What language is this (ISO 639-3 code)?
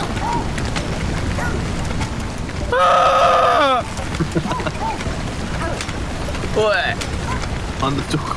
kor